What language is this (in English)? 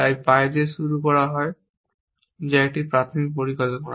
Bangla